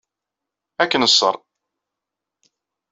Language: Kabyle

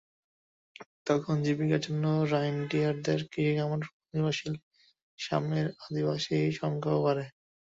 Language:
Bangla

